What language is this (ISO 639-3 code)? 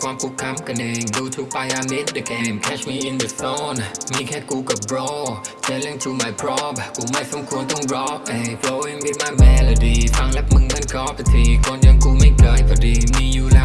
tha